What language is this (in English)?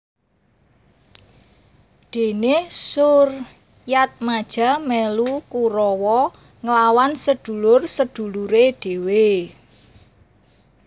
Javanese